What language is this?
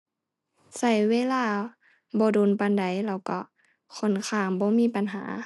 Thai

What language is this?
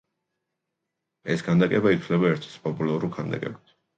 Georgian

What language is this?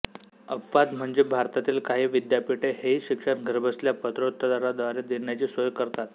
Marathi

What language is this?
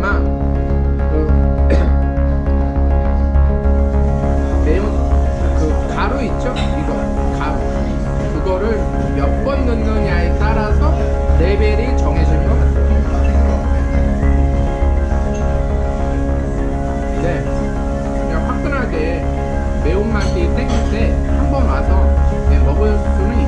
Korean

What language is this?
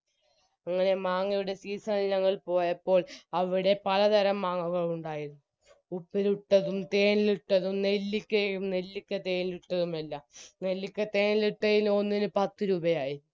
Malayalam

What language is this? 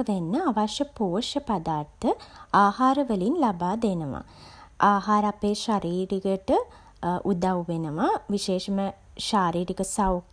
Sinhala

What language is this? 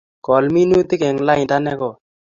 Kalenjin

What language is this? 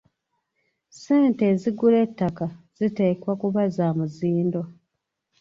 Ganda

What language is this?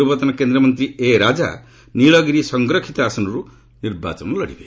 Odia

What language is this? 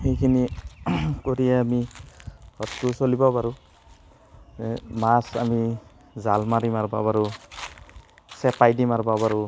Assamese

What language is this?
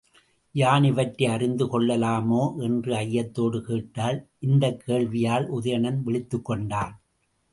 Tamil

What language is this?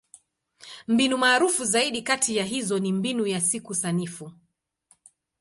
Swahili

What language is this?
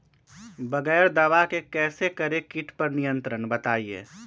Magahi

